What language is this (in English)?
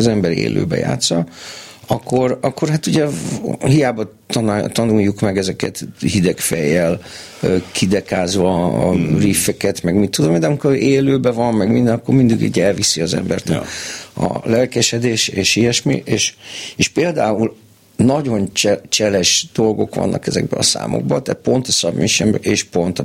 Hungarian